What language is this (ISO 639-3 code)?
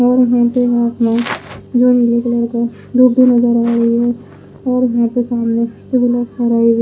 hin